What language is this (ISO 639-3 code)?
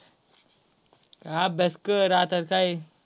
mar